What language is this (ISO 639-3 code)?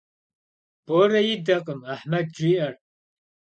kbd